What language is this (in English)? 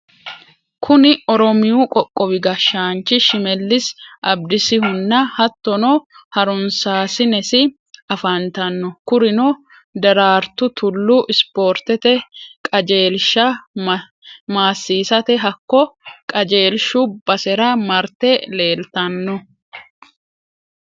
Sidamo